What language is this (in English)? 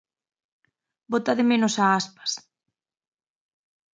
Galician